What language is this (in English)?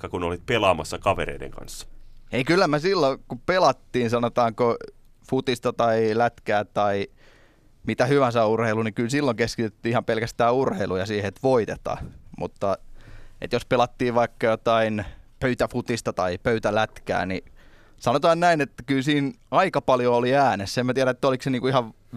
Finnish